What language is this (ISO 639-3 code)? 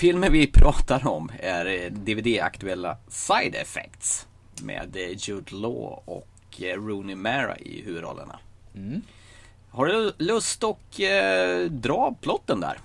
swe